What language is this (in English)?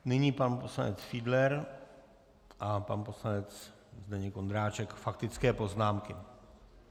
Czech